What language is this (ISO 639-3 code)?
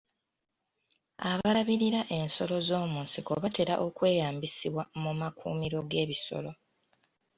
lug